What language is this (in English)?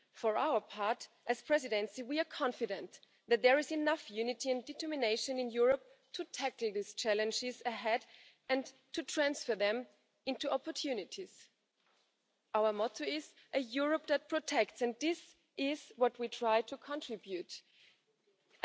German